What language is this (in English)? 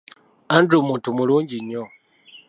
Ganda